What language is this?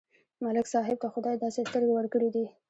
Pashto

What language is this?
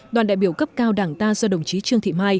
Vietnamese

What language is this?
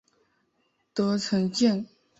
Chinese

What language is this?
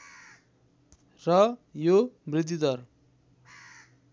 Nepali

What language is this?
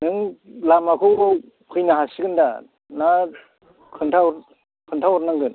Bodo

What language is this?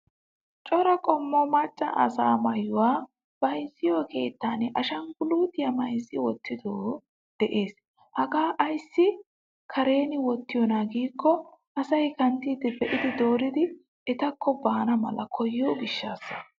Wolaytta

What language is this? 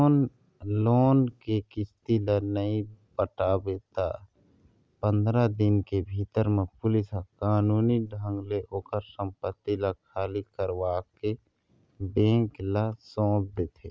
Chhattisgarhi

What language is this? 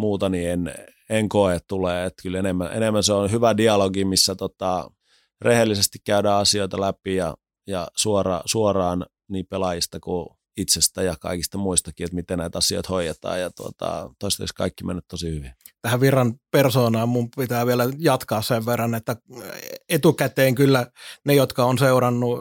Finnish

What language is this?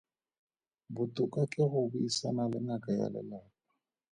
Tswana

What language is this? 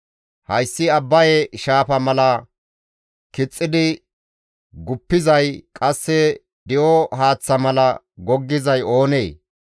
Gamo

